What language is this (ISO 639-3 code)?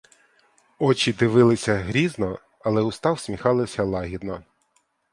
ukr